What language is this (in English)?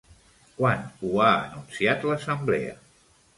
Catalan